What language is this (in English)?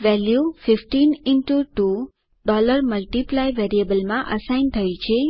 Gujarati